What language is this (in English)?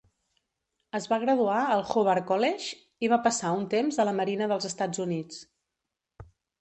Catalan